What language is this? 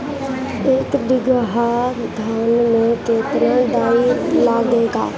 Bhojpuri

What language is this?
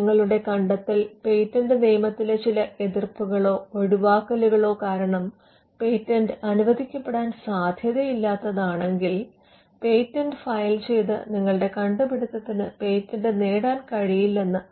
Malayalam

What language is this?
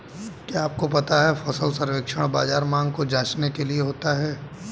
Hindi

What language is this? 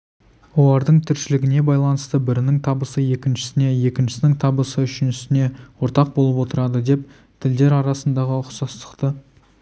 Kazakh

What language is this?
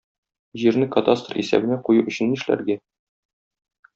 Tatar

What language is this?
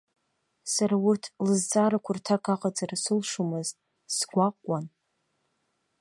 Abkhazian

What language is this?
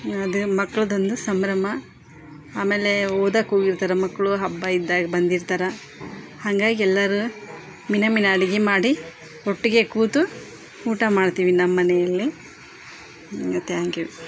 Kannada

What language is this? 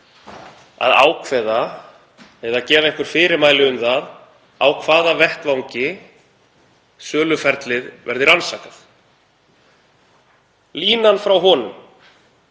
Icelandic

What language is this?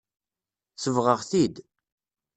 Kabyle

